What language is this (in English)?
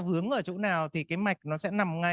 Vietnamese